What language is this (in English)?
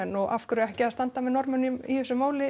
Icelandic